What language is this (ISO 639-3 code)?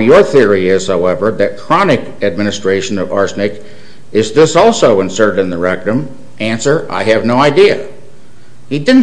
eng